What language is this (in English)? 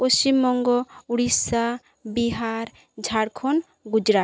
Bangla